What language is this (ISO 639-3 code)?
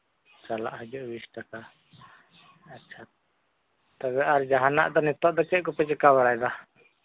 sat